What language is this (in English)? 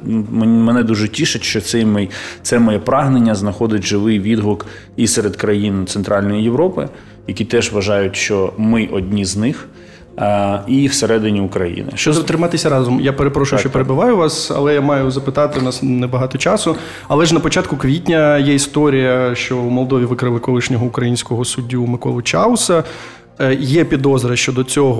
Ukrainian